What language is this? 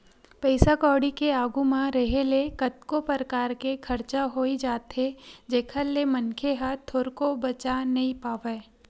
Chhattisgarhi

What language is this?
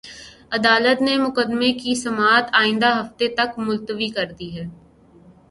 Urdu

